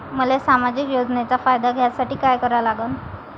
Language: Marathi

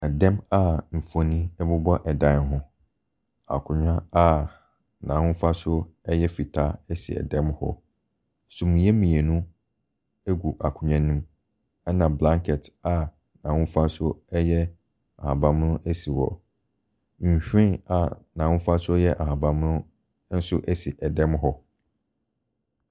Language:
Akan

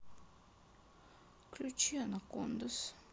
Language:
Russian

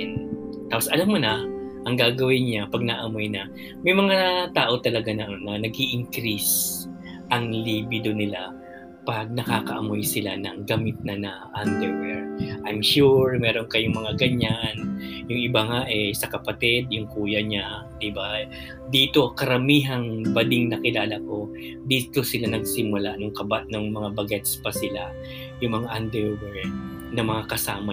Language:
Filipino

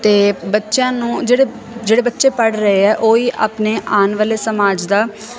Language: Punjabi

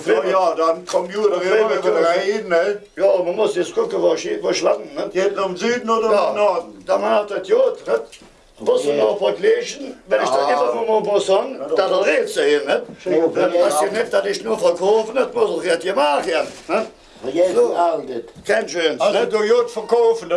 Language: German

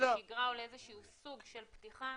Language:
Hebrew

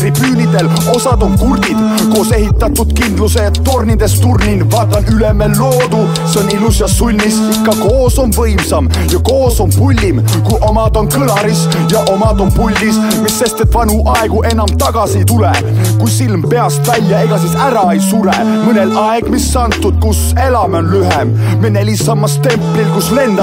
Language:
Finnish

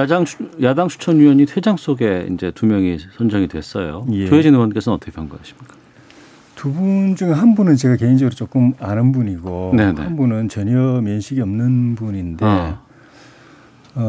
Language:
Korean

